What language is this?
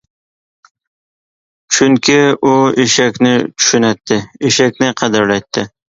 Uyghur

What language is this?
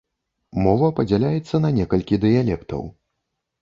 Belarusian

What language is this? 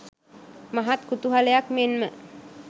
Sinhala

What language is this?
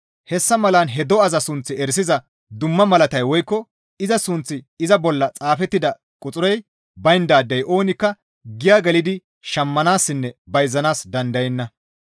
Gamo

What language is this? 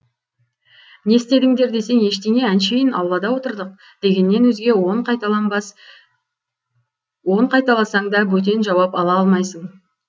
Kazakh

